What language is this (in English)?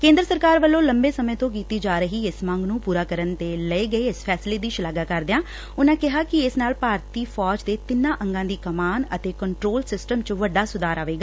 Punjabi